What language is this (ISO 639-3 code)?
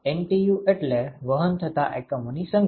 guj